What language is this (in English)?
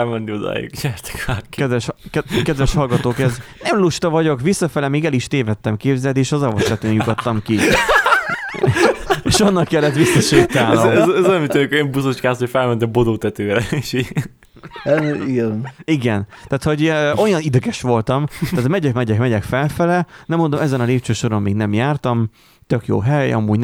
Hungarian